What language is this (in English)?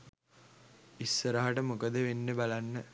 Sinhala